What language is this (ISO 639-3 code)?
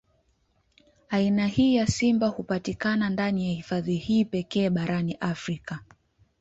swa